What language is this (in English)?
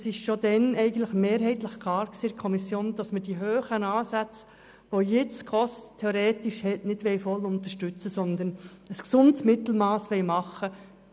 Swiss German